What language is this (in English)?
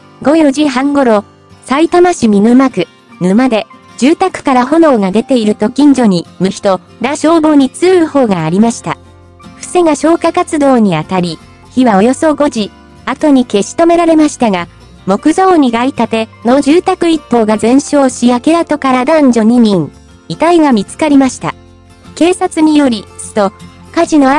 Japanese